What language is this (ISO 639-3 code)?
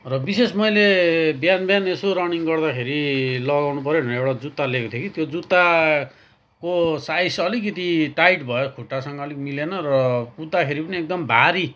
nep